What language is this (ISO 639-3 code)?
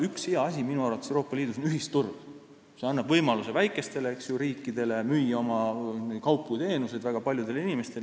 est